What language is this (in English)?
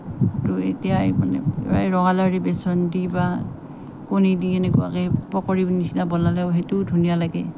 Assamese